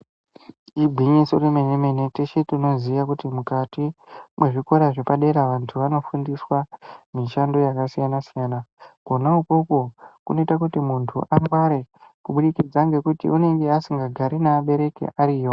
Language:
Ndau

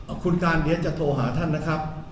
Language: Thai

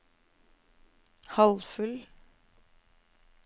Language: Norwegian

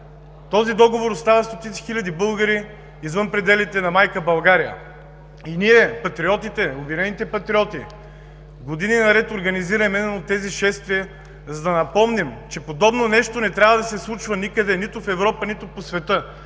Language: Bulgarian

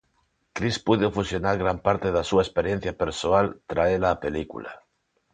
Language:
Galician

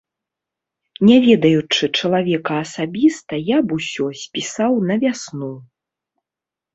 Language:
Belarusian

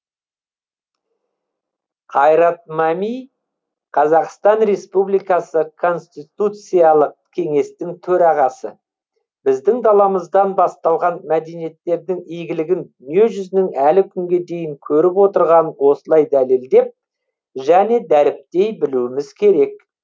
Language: Kazakh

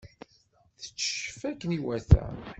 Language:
Kabyle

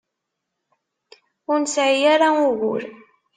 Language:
Kabyle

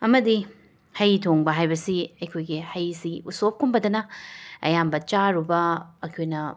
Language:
Manipuri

